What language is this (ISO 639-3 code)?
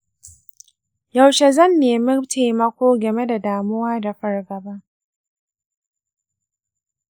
hau